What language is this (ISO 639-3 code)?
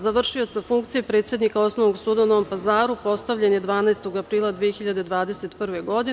srp